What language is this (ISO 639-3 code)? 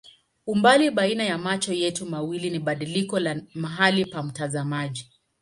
swa